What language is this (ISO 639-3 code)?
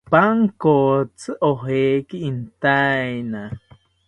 cpy